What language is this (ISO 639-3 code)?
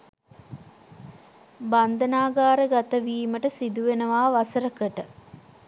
sin